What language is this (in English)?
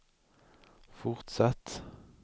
Swedish